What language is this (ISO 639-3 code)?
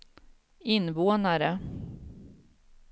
swe